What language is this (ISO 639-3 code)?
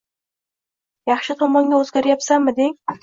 uzb